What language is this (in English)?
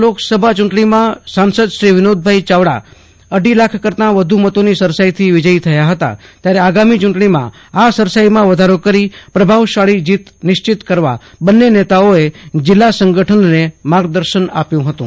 Gujarati